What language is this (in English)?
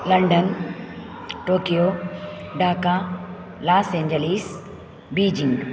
Sanskrit